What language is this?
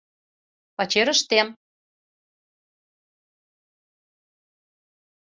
Mari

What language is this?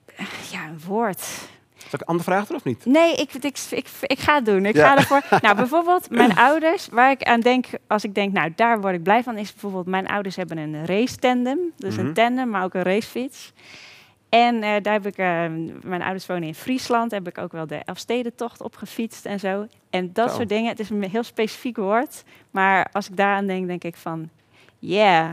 Dutch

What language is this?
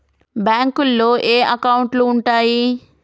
Telugu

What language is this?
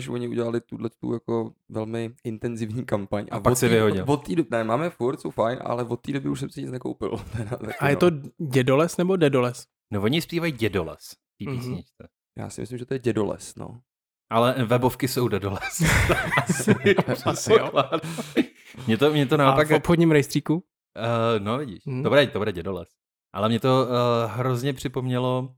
Czech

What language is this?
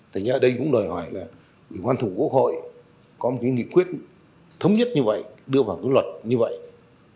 Vietnamese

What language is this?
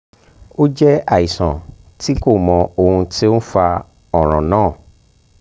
Yoruba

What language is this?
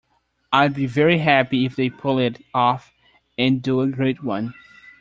English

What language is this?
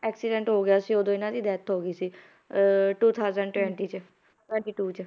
Punjabi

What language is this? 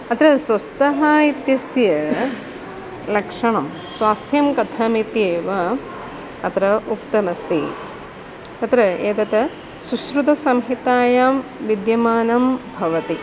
Sanskrit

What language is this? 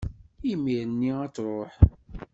Kabyle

